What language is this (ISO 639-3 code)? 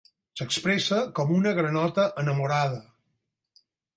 cat